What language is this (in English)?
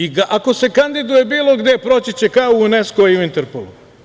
Serbian